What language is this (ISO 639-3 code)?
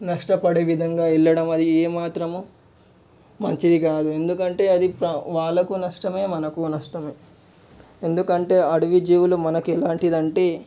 tel